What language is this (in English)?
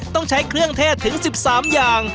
Thai